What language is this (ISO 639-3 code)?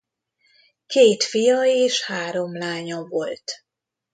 hun